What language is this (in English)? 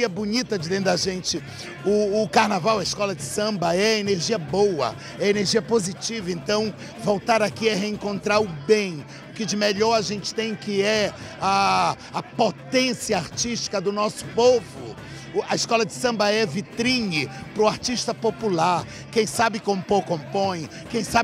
Portuguese